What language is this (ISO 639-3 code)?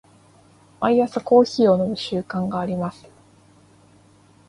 jpn